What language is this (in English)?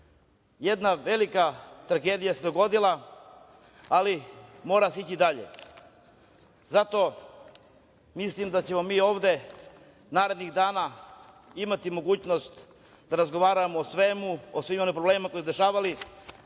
Serbian